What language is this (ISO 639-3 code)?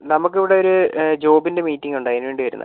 mal